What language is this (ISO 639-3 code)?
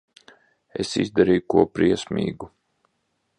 lav